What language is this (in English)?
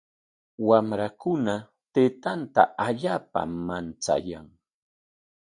Corongo Ancash Quechua